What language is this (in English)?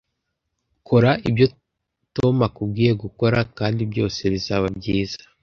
Kinyarwanda